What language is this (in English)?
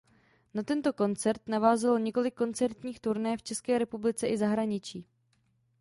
Czech